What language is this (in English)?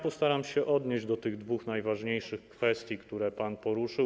Polish